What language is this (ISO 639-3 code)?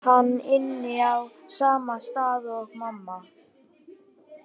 isl